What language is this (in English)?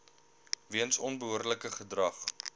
Afrikaans